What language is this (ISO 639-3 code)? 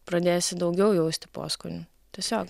lit